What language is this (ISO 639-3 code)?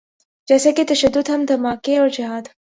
urd